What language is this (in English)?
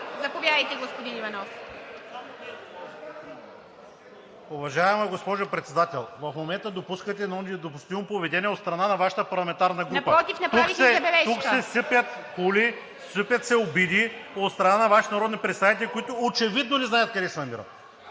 Bulgarian